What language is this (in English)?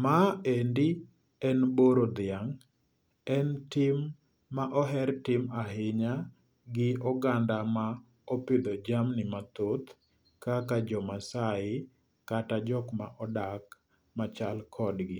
Luo (Kenya and Tanzania)